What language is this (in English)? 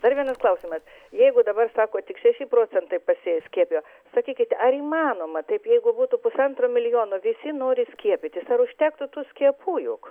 Lithuanian